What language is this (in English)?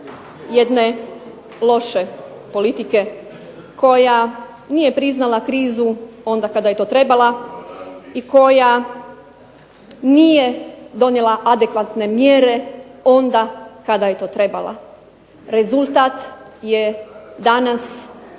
Croatian